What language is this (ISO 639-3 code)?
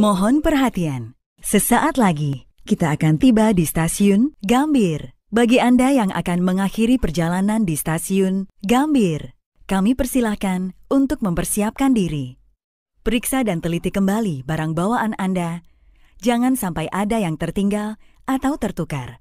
ind